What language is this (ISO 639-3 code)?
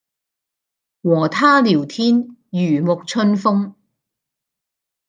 yue